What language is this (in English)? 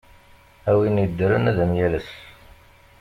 Kabyle